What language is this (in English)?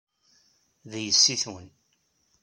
Kabyle